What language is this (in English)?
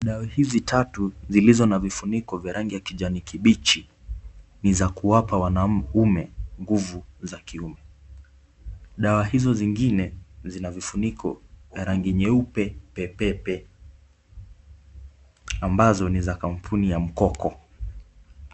Swahili